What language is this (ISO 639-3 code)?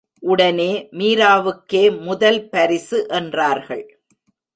tam